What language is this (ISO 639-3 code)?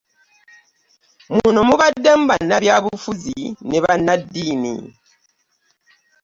lug